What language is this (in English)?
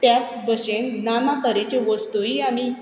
Konkani